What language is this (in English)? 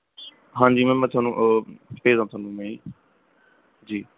Punjabi